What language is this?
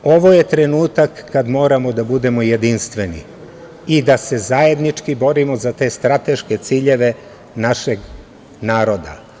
Serbian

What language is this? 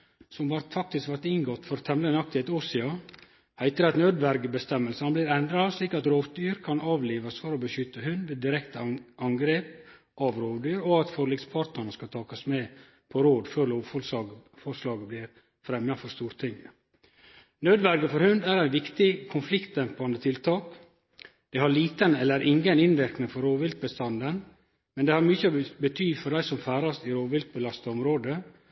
Norwegian Nynorsk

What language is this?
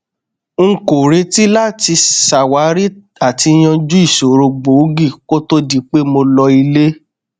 Yoruba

